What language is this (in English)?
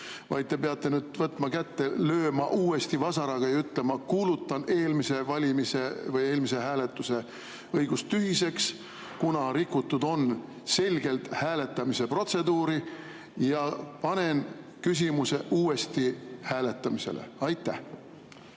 Estonian